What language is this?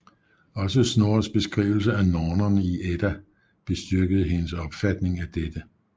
Danish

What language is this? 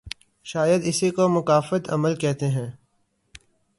Urdu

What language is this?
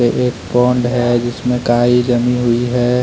Hindi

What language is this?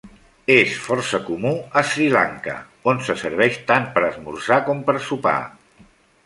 Catalan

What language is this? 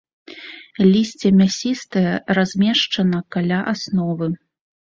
Belarusian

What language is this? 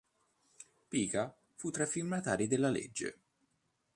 Italian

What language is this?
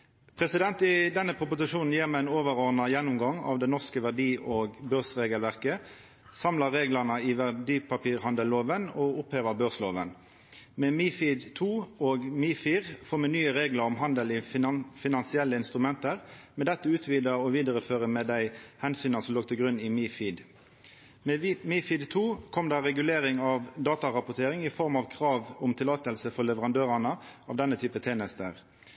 Norwegian Nynorsk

